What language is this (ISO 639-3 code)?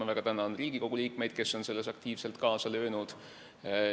est